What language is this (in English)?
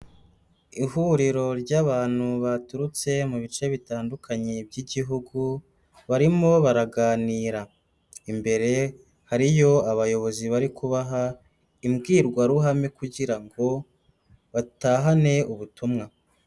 Kinyarwanda